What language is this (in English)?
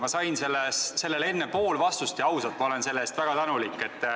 Estonian